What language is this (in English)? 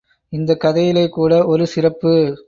Tamil